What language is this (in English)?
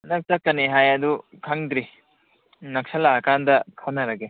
Manipuri